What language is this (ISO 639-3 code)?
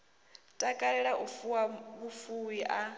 ven